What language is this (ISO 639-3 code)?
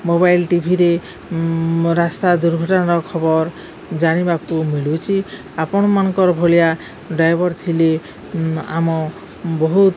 ori